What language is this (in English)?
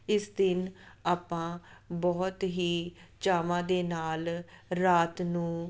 Punjabi